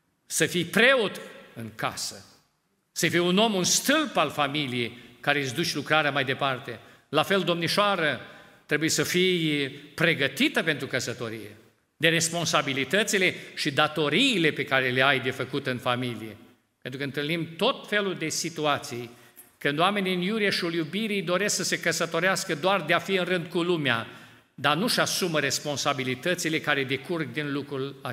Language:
Romanian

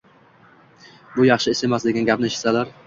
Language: Uzbek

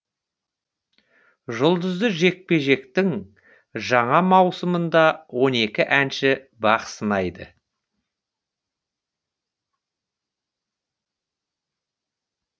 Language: Kazakh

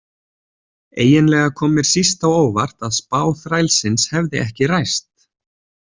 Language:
Icelandic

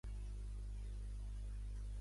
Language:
Catalan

